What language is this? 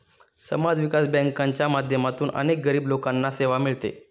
Marathi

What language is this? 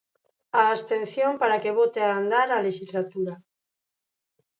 Galician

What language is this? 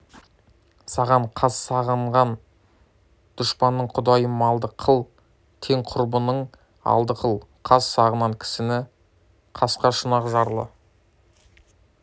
Kazakh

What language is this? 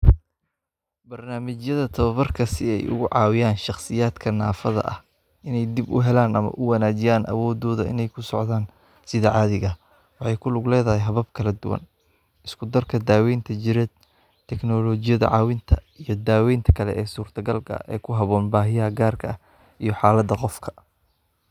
Somali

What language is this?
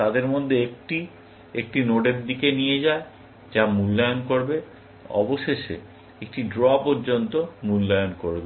Bangla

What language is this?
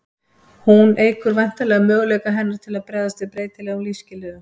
Icelandic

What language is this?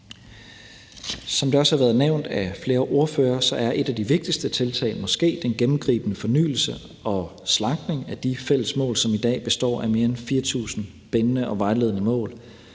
Danish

